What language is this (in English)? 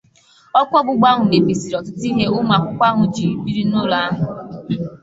Igbo